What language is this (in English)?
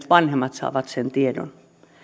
Finnish